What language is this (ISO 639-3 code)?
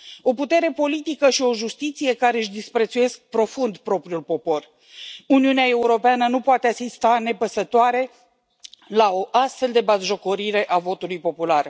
ron